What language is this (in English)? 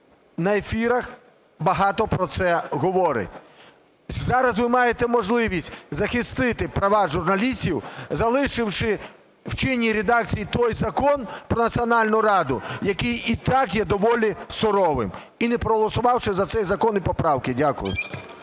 Ukrainian